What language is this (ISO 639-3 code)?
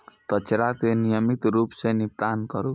mai